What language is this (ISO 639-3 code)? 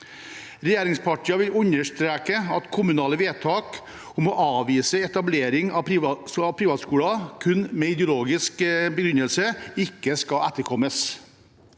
nor